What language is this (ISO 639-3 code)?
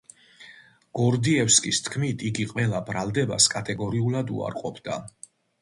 kat